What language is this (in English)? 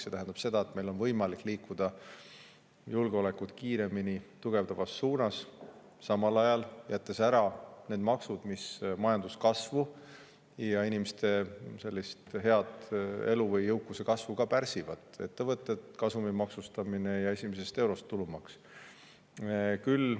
Estonian